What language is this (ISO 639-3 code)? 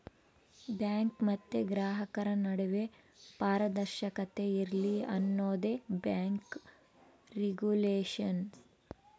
kan